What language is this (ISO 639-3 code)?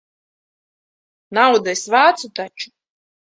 lav